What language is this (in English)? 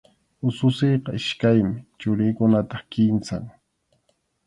Arequipa-La Unión Quechua